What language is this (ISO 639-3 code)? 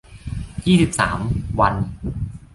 tha